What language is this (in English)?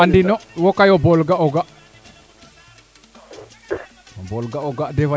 Serer